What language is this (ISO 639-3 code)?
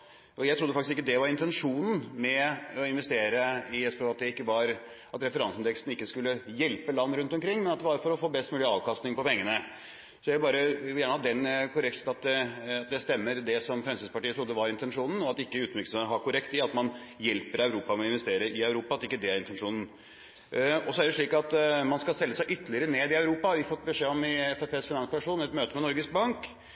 nob